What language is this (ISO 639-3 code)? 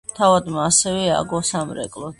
kat